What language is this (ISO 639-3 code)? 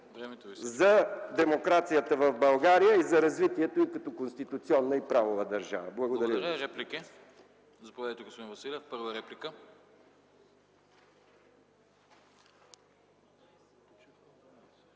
bul